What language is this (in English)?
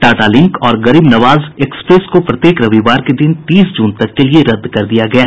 Hindi